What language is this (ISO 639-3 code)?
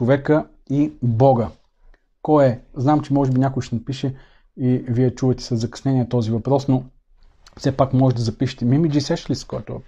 bul